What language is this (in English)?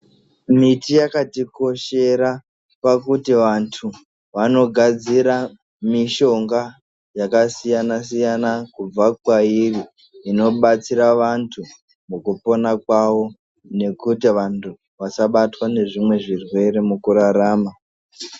Ndau